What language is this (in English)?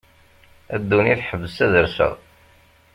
Kabyle